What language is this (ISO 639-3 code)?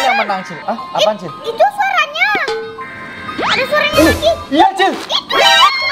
ind